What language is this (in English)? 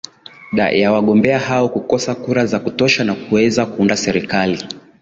Swahili